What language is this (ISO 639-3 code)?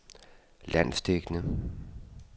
dan